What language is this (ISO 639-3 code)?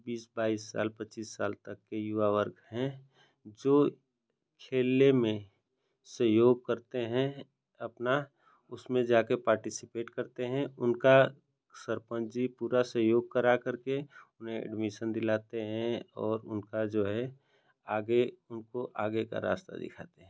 hin